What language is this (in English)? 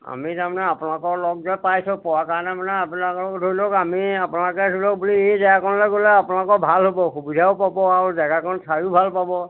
Assamese